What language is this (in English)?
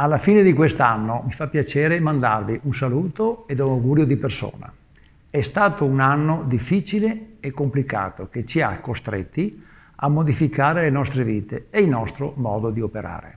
Italian